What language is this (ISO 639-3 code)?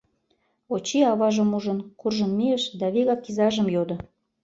chm